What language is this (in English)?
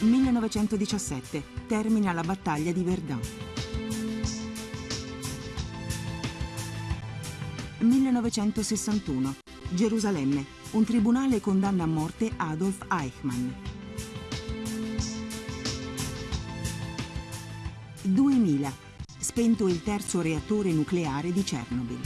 Italian